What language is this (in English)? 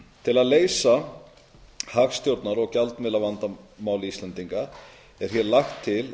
Icelandic